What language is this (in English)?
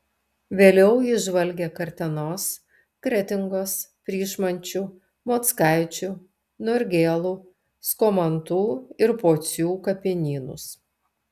Lithuanian